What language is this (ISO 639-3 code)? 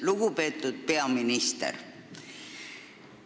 est